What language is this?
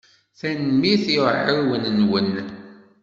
Kabyle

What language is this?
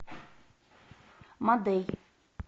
Russian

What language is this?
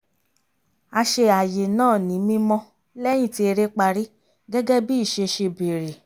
Yoruba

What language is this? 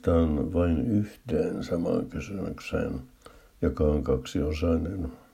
Finnish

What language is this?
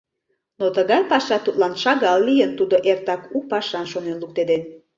Mari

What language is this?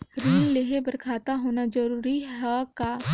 Chhattisgarhi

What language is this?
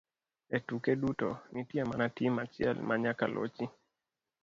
Luo (Kenya and Tanzania)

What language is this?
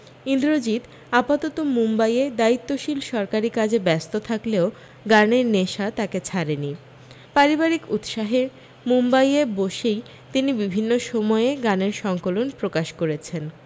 Bangla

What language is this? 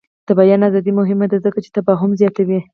Pashto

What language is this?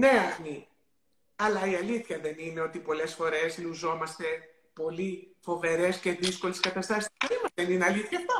Greek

